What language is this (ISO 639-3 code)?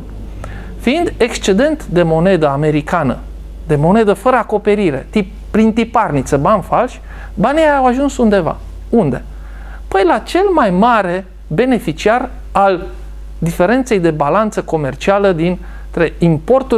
ron